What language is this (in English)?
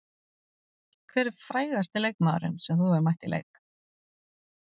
Icelandic